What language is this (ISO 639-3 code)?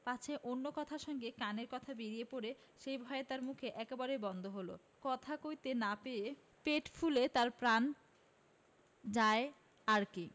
ben